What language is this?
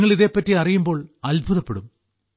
Malayalam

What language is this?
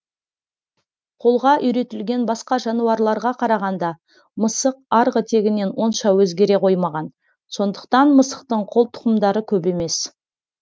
Kazakh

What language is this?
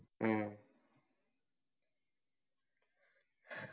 Malayalam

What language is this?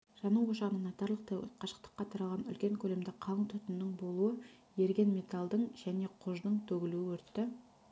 Kazakh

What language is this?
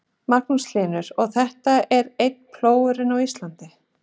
Icelandic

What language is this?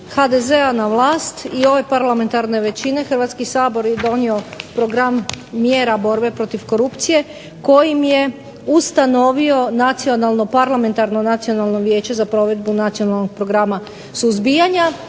Croatian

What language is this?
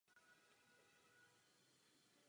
Czech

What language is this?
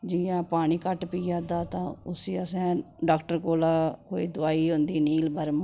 Dogri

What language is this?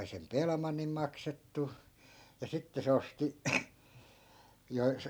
Finnish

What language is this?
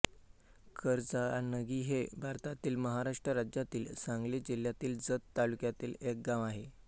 Marathi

